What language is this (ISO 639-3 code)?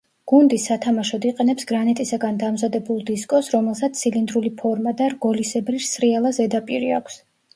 kat